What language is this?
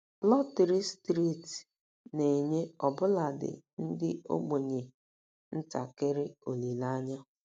Igbo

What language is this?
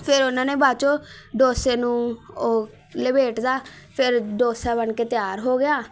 Punjabi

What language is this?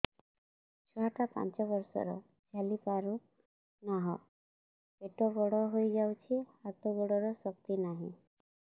Odia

